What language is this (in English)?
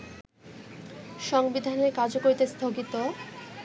Bangla